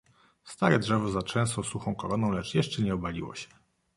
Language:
Polish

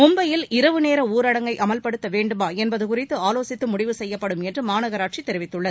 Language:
Tamil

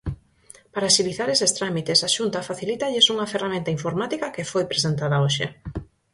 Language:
Galician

